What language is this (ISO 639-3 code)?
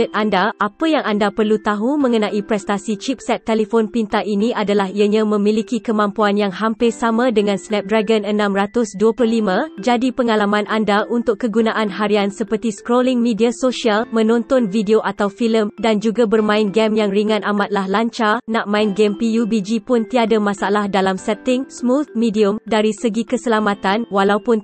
msa